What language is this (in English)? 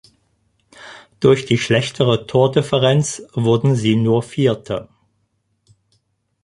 German